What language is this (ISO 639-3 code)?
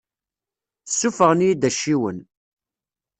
kab